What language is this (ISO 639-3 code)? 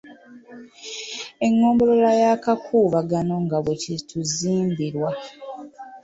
lug